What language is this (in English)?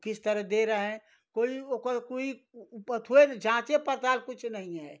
Hindi